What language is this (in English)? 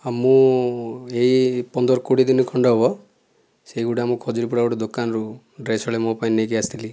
Odia